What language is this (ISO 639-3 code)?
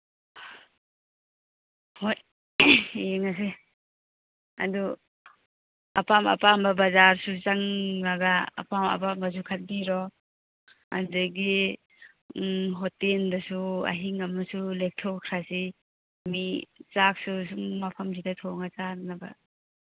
mni